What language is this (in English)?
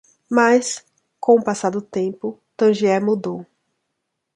Portuguese